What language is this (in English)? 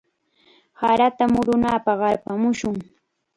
Chiquián Ancash Quechua